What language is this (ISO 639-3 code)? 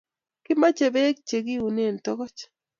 kln